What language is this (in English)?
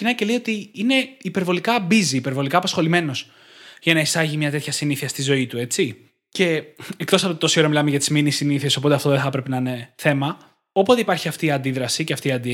Greek